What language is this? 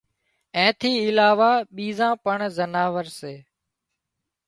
Wadiyara Koli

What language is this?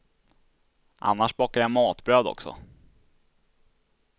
Swedish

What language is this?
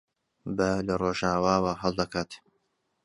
Central Kurdish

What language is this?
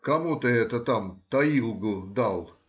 Russian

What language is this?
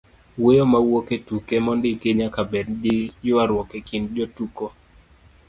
Luo (Kenya and Tanzania)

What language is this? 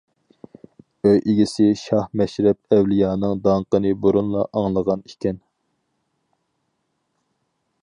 Uyghur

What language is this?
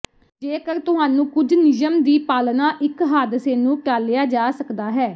Punjabi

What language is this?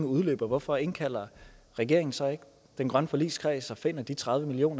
Danish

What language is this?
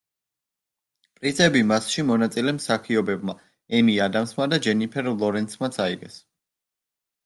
Georgian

